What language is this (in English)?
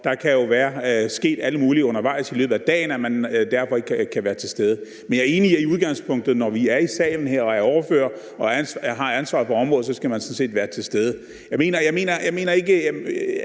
Danish